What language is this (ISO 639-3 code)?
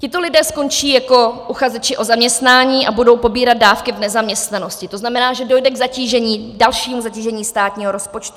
ces